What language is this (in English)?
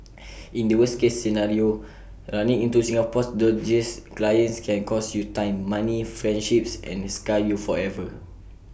English